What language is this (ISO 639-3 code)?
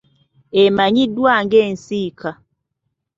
lug